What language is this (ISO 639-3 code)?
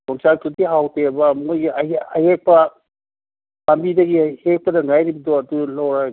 mni